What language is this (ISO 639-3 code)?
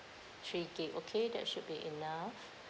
eng